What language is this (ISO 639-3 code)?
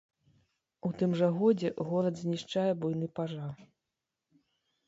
bel